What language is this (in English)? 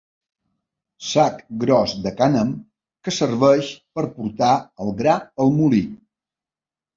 Catalan